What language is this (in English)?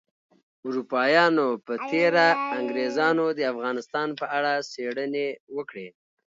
Pashto